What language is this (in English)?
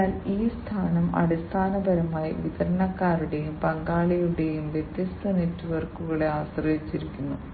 Malayalam